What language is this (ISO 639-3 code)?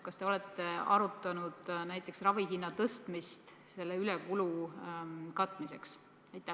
est